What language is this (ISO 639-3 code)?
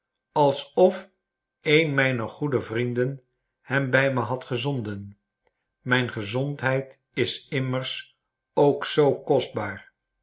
nld